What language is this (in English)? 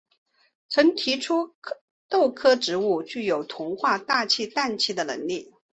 Chinese